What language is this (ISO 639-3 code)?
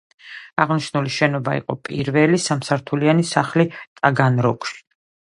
kat